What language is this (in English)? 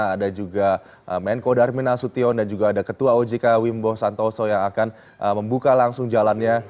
Indonesian